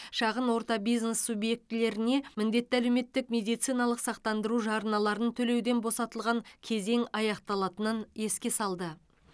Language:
Kazakh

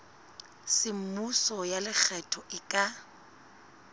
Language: Southern Sotho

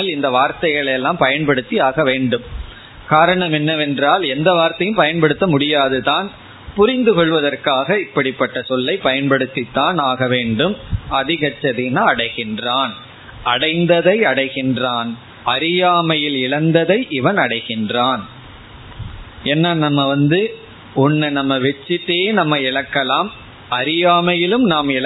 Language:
Tamil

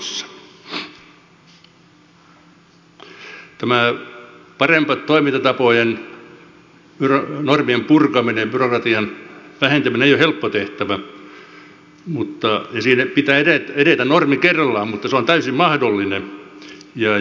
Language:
Finnish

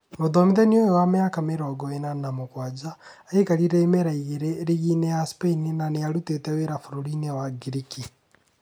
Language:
Kikuyu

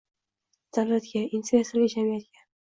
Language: Uzbek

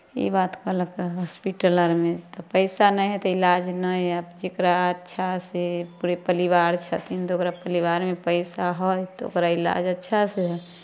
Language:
Maithili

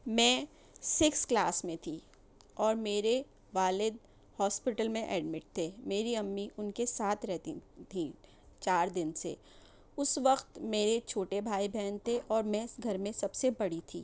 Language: Urdu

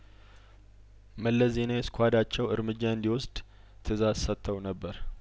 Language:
Amharic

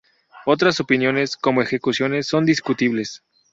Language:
Spanish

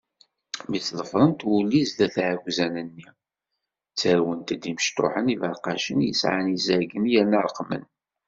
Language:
Kabyle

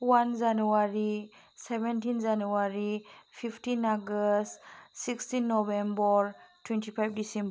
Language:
Bodo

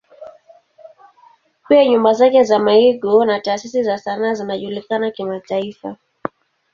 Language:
Swahili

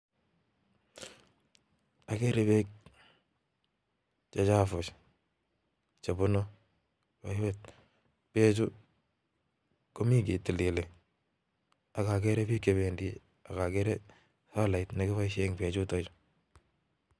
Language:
Kalenjin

